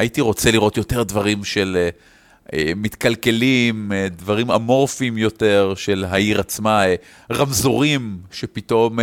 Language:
Hebrew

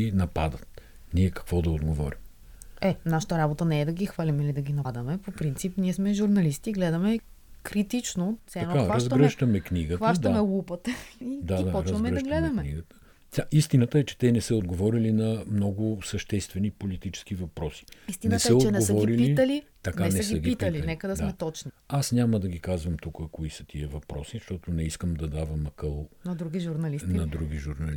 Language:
Bulgarian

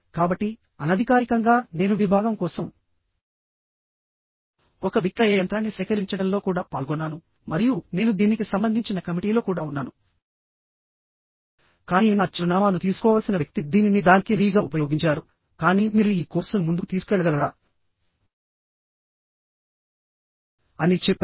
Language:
Telugu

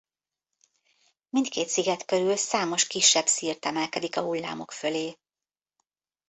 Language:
Hungarian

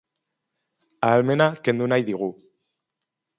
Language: Basque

